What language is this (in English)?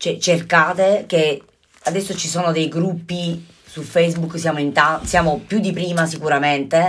Italian